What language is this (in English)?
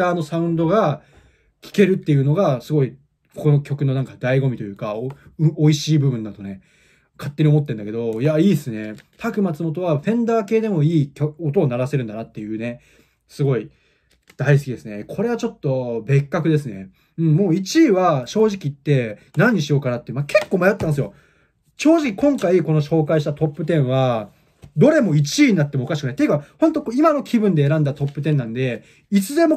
Japanese